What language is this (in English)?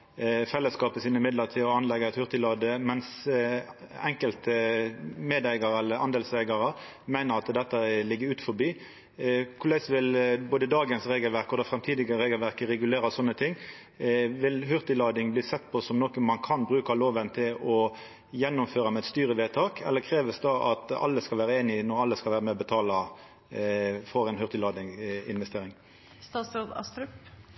Norwegian Nynorsk